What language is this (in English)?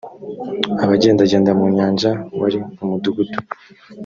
Kinyarwanda